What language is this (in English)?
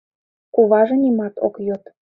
Mari